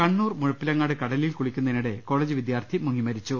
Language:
Malayalam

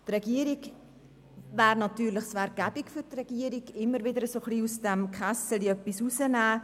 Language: Swiss German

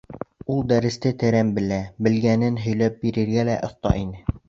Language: Bashkir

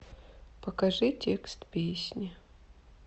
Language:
Russian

